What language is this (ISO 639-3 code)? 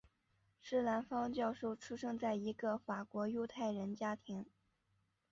zho